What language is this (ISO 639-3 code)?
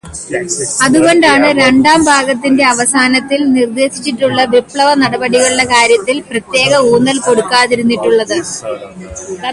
mal